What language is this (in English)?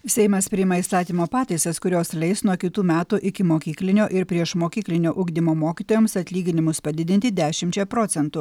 Lithuanian